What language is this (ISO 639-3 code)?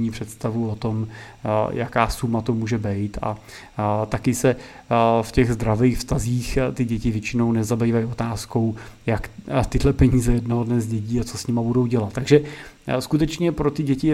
ces